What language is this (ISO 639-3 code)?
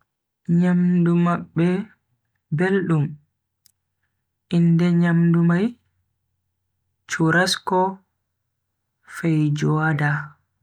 fui